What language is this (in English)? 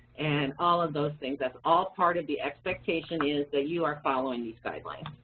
English